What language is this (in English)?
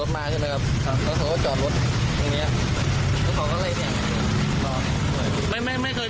Thai